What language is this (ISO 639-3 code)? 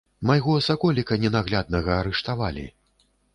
bel